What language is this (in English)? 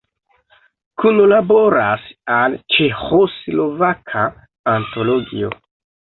Esperanto